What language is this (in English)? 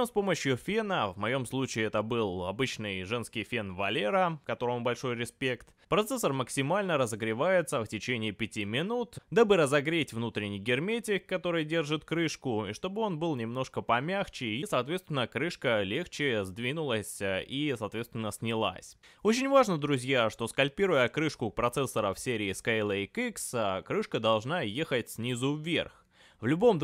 Russian